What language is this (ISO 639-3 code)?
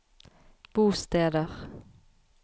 nor